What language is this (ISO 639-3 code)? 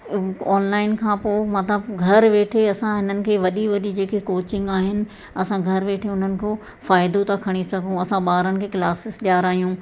snd